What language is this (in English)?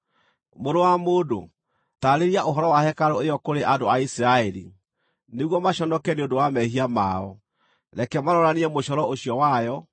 Kikuyu